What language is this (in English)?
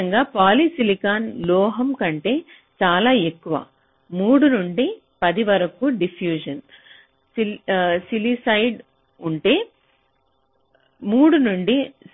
Telugu